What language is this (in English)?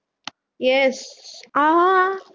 Tamil